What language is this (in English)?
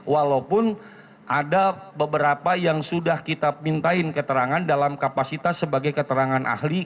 Indonesian